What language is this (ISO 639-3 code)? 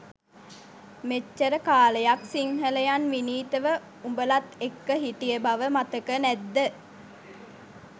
sin